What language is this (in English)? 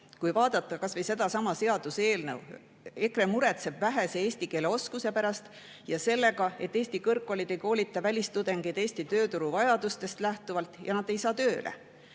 Estonian